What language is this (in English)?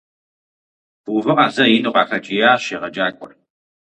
Kabardian